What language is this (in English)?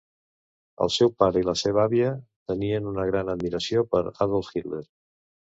Catalan